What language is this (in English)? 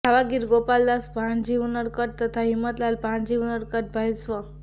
Gujarati